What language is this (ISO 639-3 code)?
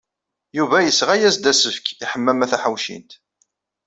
kab